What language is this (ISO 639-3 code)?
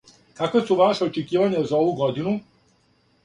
srp